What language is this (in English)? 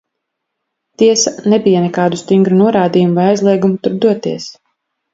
Latvian